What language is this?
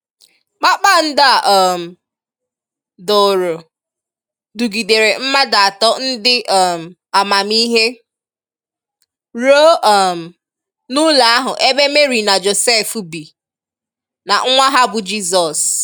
Igbo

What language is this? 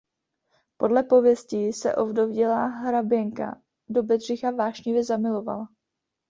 Czech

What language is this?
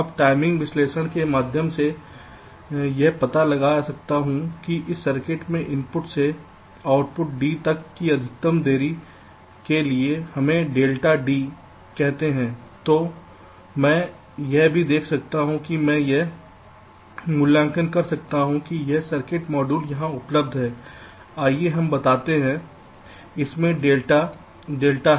Hindi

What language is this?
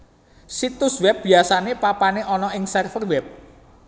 Javanese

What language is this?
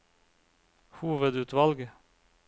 Norwegian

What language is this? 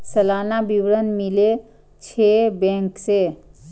Maithili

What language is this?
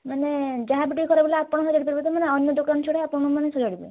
Odia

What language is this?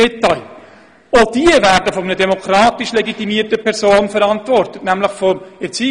Swiss German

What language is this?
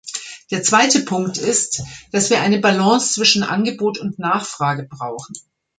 German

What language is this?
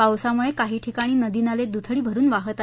Marathi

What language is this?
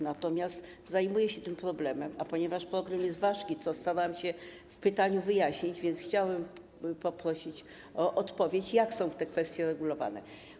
Polish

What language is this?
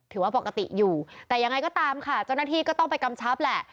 Thai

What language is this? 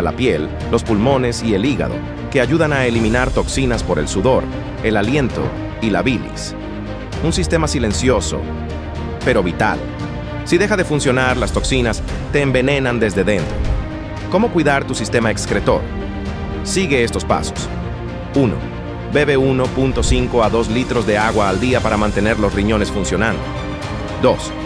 Spanish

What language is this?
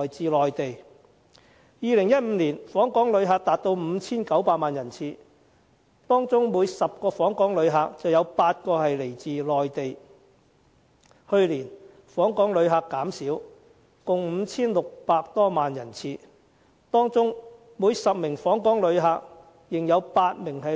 Cantonese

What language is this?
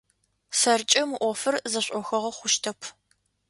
Adyghe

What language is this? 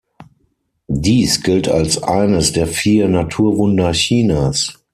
German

